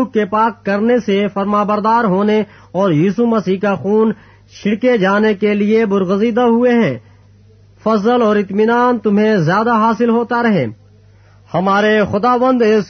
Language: Urdu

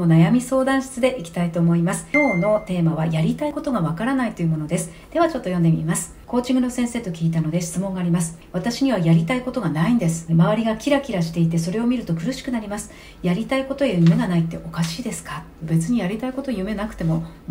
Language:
Japanese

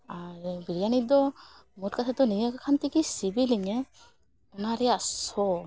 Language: Santali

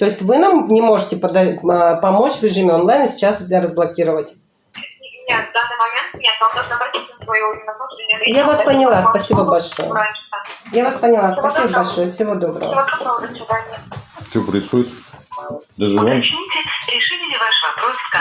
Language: Russian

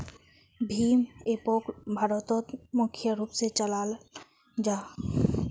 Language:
Magahi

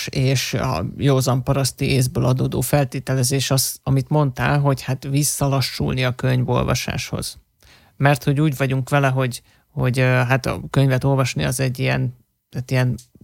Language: Hungarian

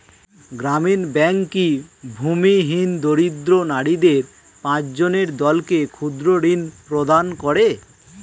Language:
Bangla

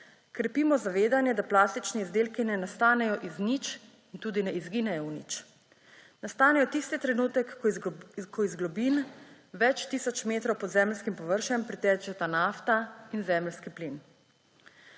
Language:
Slovenian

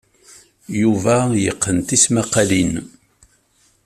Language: Kabyle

